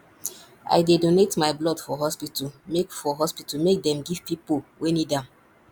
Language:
Nigerian Pidgin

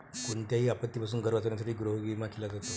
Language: Marathi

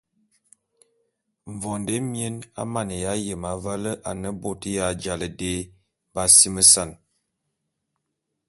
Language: Bulu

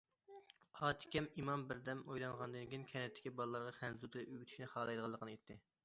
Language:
Uyghur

